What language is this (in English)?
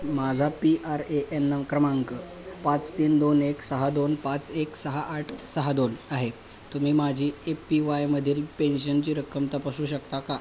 Marathi